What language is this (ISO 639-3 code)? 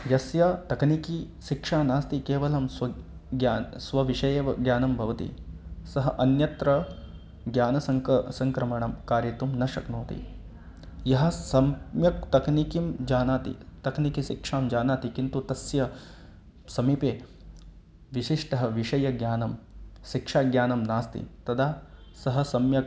san